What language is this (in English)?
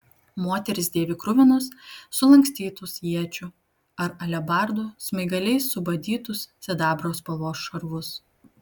Lithuanian